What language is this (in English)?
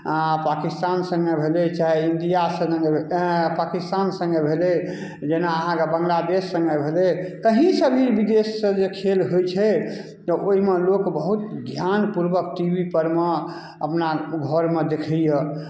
Maithili